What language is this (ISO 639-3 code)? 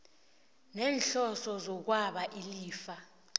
nbl